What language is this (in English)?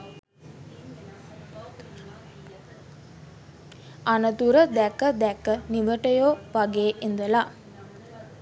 Sinhala